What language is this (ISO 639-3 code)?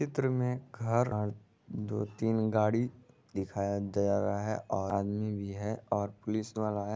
mag